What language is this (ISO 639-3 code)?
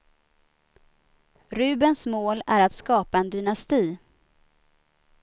swe